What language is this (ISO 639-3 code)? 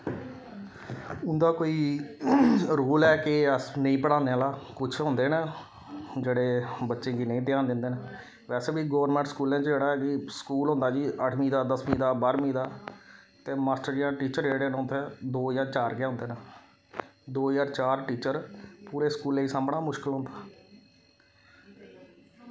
doi